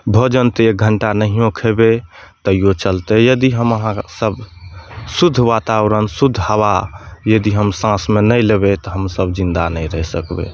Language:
Maithili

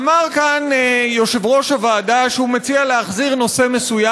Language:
Hebrew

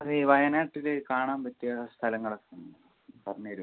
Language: Malayalam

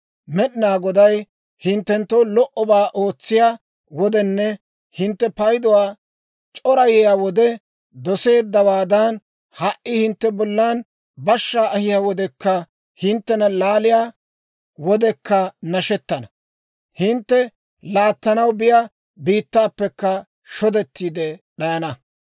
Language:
Dawro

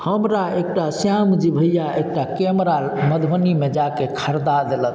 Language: Maithili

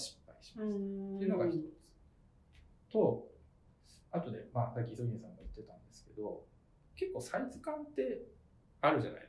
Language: Japanese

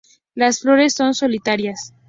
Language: Spanish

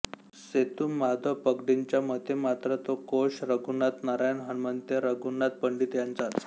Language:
Marathi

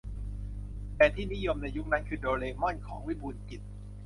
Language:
Thai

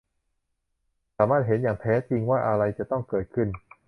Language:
Thai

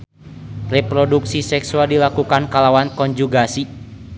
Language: Sundanese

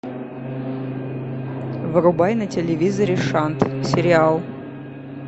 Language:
Russian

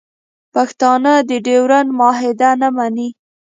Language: Pashto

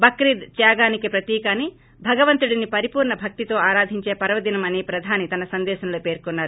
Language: Telugu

